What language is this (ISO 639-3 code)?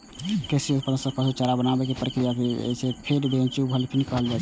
mai